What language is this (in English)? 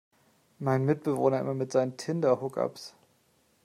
German